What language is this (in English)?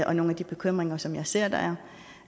Danish